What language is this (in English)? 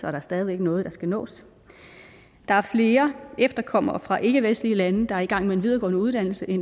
Danish